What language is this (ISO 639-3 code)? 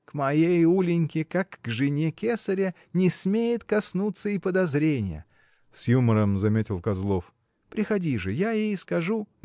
rus